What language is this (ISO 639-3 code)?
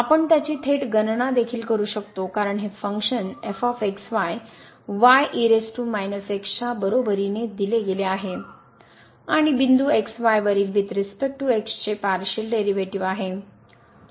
mar